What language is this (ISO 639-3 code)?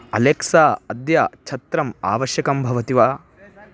san